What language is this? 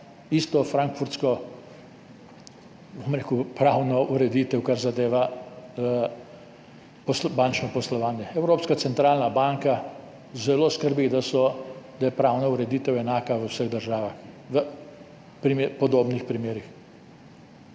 Slovenian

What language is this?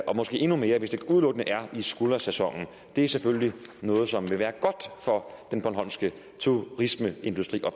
Danish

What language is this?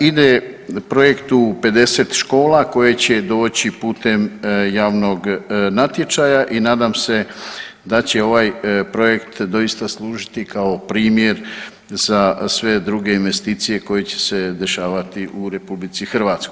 Croatian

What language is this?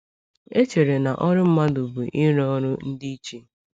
Igbo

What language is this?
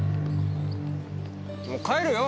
Japanese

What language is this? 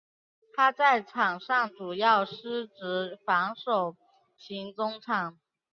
Chinese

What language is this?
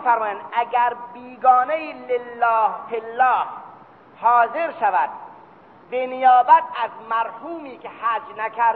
Persian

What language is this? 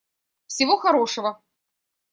Russian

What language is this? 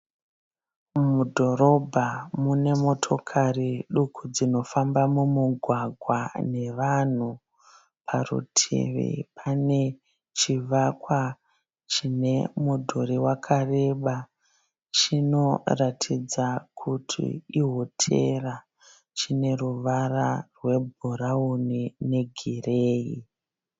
Shona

